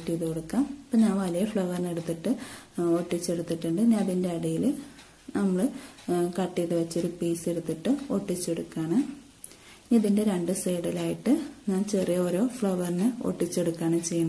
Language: Turkish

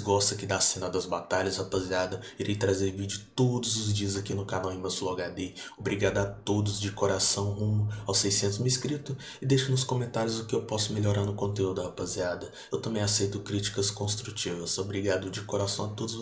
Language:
Portuguese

